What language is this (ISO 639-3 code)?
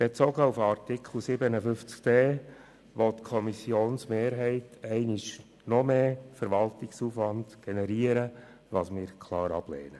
gsw